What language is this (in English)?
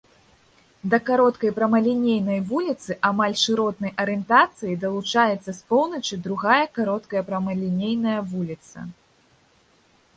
Belarusian